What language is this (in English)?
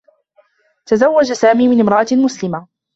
Arabic